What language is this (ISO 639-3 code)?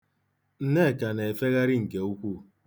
ibo